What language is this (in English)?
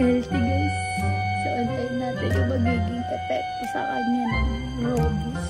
Filipino